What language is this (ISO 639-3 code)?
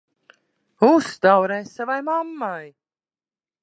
lav